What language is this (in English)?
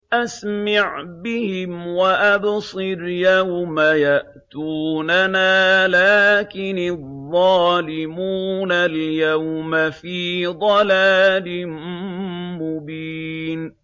Arabic